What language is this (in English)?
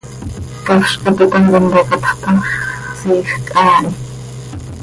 Seri